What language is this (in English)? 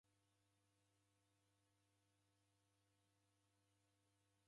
Taita